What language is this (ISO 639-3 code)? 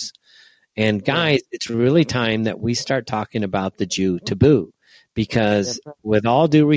eng